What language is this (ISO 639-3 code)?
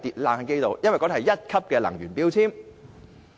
yue